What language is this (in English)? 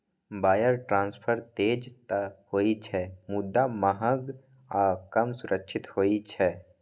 Maithili